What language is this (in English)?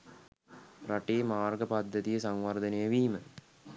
Sinhala